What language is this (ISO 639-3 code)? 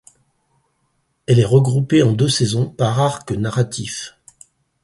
fra